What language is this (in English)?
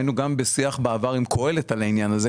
Hebrew